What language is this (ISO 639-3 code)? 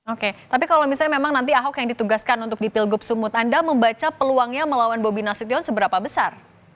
ind